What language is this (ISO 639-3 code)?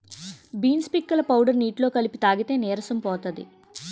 tel